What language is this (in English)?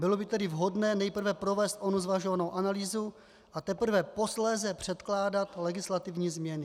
Czech